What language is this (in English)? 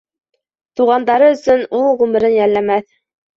Bashkir